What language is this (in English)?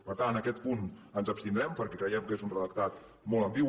Catalan